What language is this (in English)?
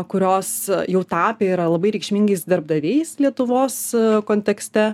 Lithuanian